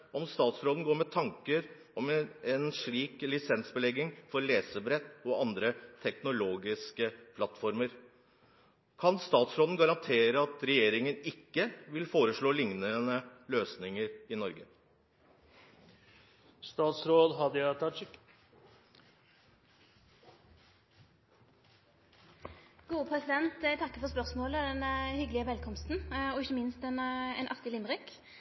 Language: Norwegian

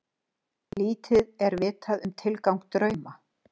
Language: Icelandic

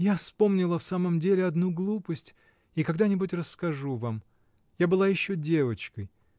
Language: Russian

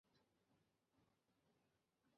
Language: Chinese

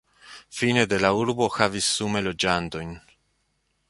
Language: Esperanto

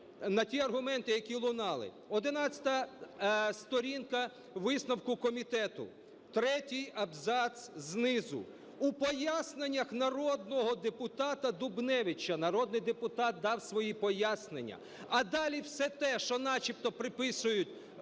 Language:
Ukrainian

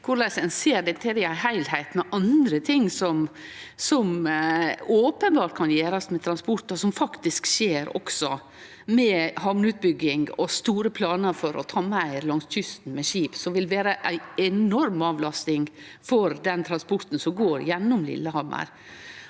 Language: Norwegian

